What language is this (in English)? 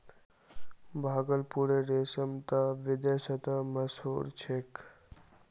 Magahi